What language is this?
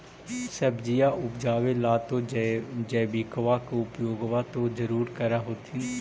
Magahi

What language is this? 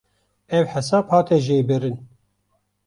Kurdish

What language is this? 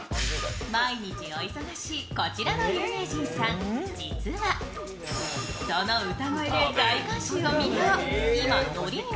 Japanese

